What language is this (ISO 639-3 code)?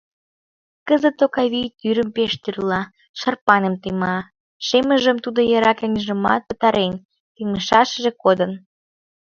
chm